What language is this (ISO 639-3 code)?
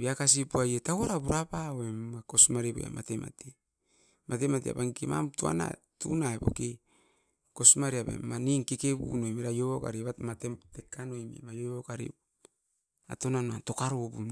eiv